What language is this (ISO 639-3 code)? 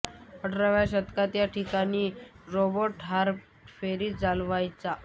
mar